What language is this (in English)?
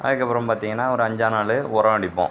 Tamil